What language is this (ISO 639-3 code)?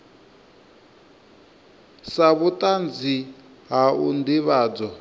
ven